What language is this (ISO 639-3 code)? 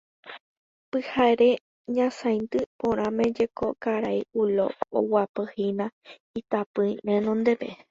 grn